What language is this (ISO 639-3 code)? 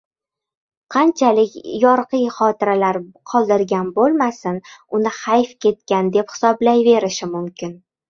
uzb